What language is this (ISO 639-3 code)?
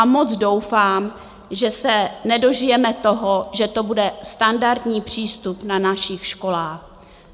ces